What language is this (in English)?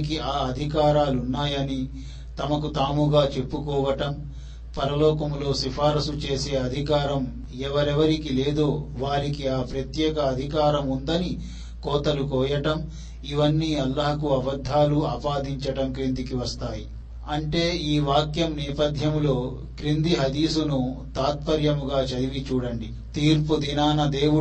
Telugu